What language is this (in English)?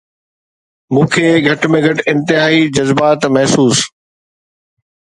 Sindhi